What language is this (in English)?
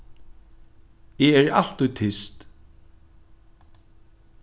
Faroese